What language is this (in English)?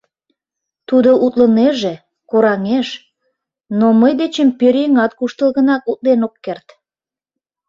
Mari